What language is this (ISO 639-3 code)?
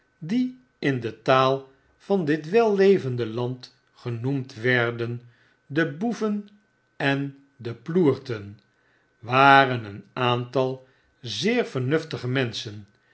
nld